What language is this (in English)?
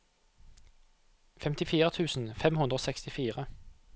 Norwegian